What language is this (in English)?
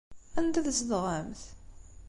Kabyle